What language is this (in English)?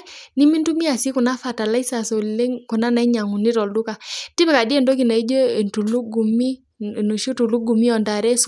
Masai